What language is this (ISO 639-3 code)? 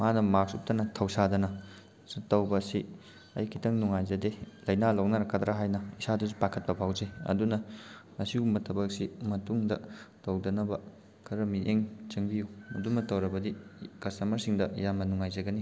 mni